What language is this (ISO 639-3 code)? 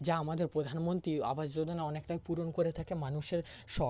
ben